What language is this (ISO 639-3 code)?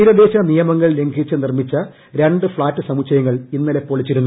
mal